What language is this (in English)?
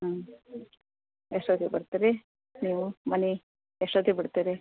Kannada